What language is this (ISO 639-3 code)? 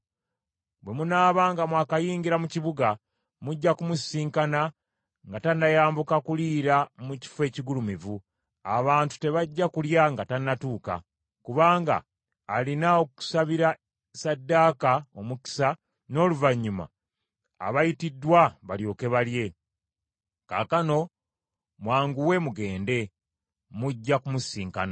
lug